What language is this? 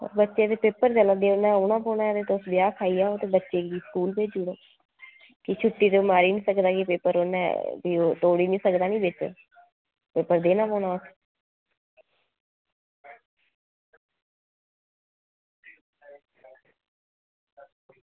Dogri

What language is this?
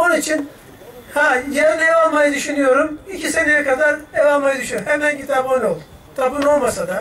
Turkish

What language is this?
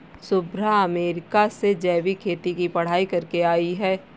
Hindi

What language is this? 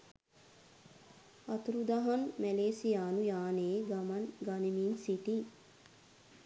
Sinhala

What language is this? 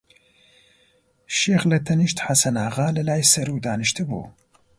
Central Kurdish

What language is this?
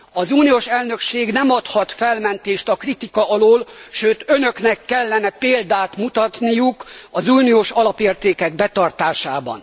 Hungarian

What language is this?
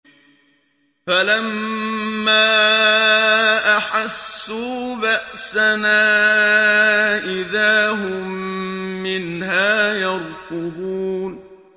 Arabic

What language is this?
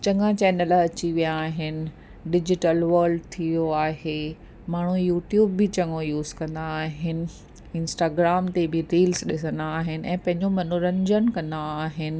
Sindhi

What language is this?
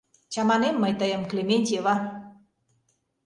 Mari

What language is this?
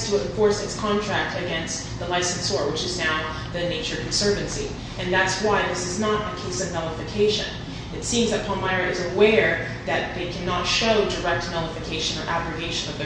English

